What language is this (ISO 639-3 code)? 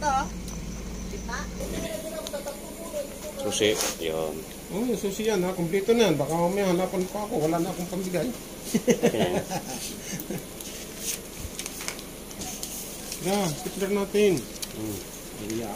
ind